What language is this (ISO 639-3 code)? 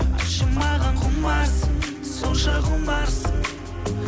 kaz